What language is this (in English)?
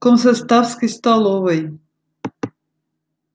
Russian